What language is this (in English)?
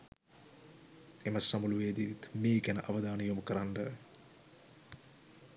Sinhala